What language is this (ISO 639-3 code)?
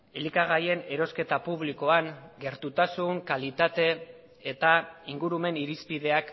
eus